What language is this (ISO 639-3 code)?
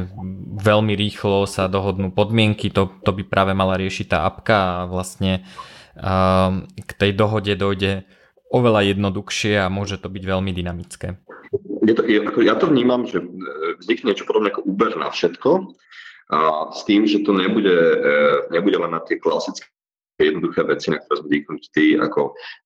slk